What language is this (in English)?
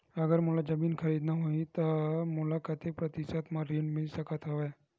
Chhattisgarhi